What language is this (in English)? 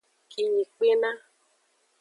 Aja (Benin)